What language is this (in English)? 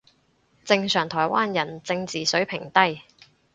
Cantonese